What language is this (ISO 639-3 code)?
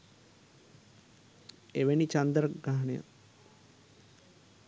sin